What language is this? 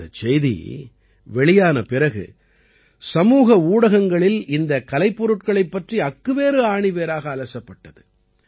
Tamil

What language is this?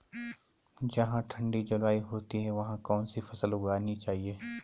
Hindi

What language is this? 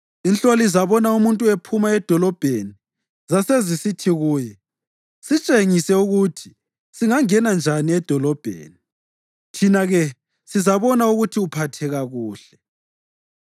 North Ndebele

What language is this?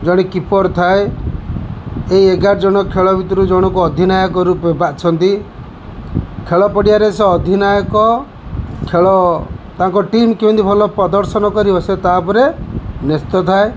Odia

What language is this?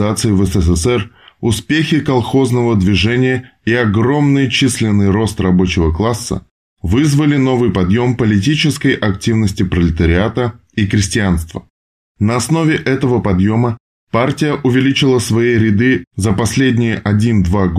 Russian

